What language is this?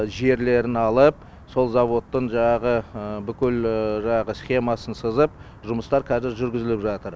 Kazakh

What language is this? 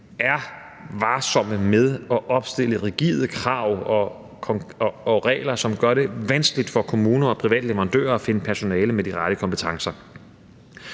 Danish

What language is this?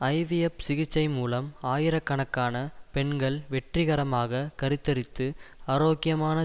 Tamil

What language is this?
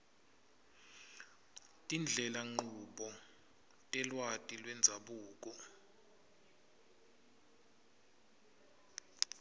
Swati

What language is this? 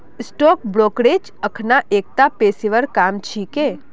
Magahi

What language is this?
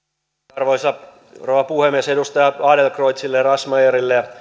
Finnish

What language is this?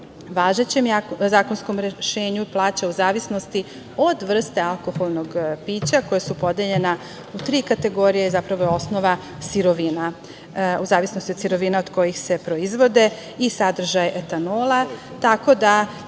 Serbian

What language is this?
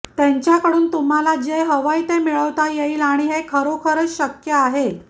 Marathi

